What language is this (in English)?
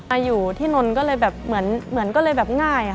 Thai